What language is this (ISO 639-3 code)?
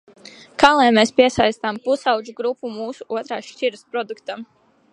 lav